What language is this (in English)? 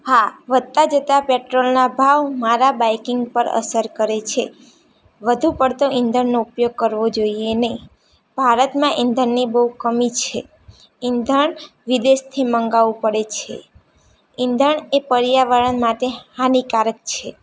Gujarati